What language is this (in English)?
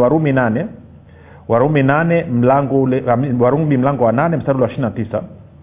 Swahili